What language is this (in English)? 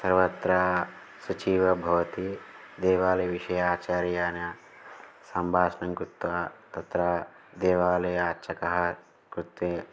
Sanskrit